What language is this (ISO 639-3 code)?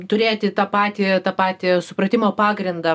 lit